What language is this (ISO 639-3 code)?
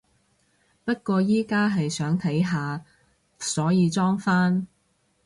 yue